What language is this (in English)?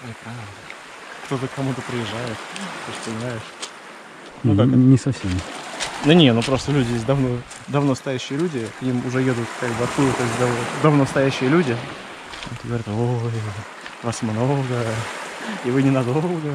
Russian